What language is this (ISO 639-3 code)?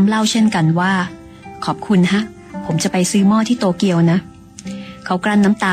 tha